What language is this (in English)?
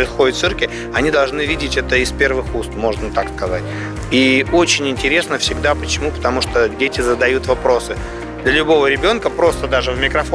Russian